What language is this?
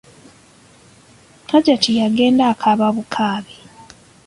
Ganda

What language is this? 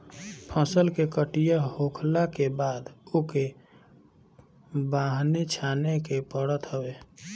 Bhojpuri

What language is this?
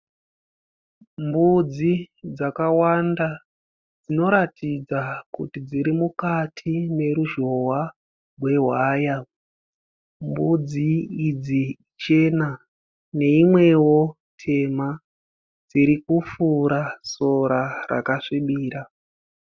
Shona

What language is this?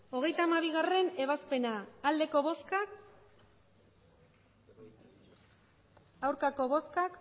Basque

